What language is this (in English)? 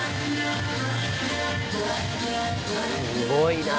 Japanese